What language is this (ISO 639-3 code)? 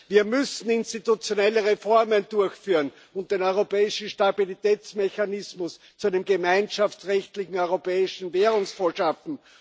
deu